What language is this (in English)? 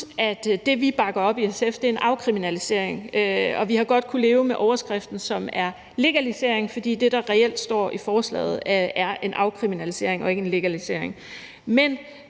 Danish